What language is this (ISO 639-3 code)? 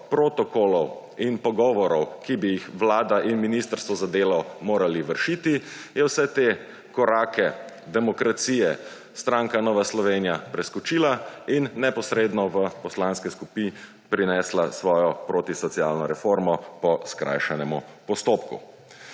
slv